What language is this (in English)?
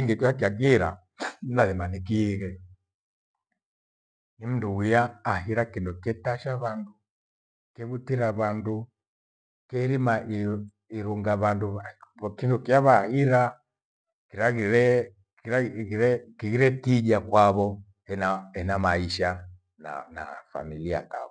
Gweno